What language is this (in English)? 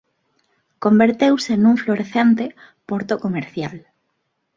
Galician